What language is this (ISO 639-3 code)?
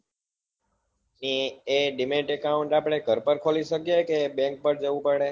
guj